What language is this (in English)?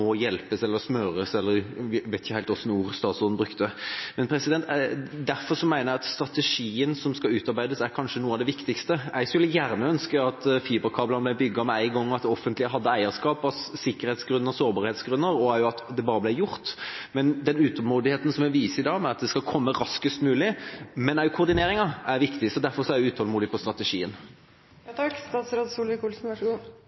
Norwegian Bokmål